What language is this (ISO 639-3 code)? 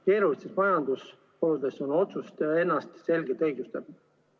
est